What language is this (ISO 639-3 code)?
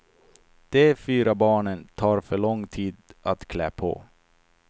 swe